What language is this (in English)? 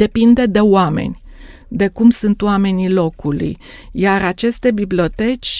Romanian